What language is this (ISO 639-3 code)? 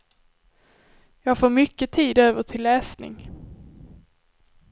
swe